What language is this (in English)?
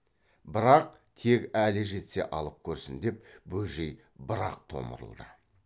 Kazakh